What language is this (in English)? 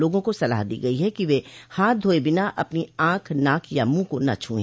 Hindi